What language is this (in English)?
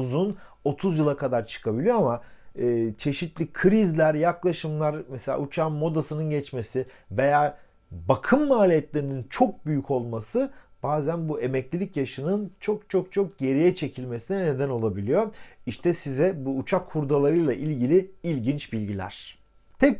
Turkish